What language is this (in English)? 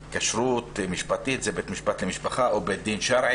Hebrew